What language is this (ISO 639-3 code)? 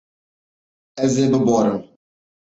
kur